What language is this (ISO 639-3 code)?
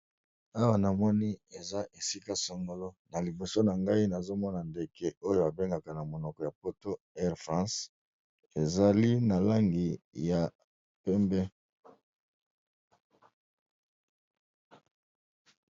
lin